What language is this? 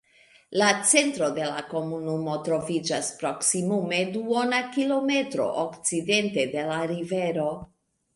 Esperanto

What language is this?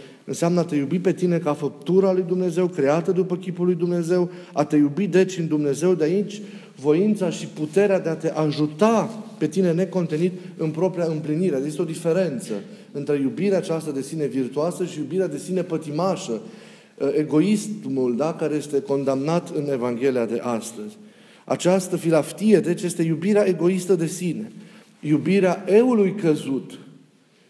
Romanian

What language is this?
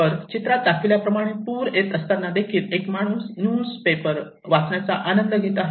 Marathi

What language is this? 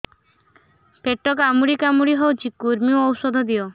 Odia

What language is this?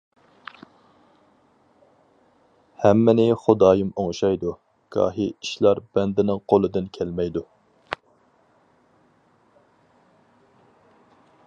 Uyghur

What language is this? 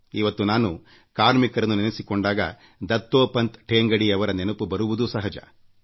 Kannada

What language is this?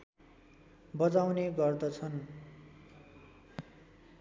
Nepali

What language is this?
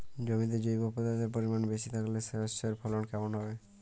Bangla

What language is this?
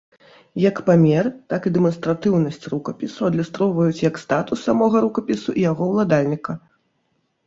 Belarusian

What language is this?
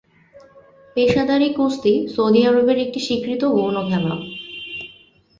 Bangla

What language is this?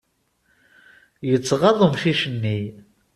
Kabyle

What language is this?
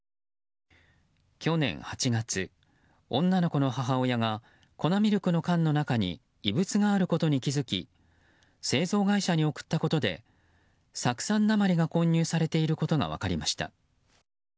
Japanese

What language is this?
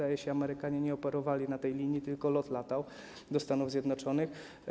Polish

